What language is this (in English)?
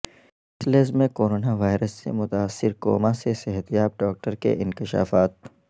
Urdu